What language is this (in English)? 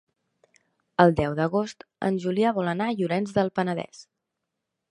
Catalan